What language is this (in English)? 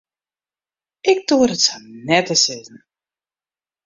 Western Frisian